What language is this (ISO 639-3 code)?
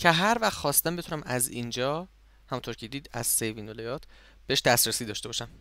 fas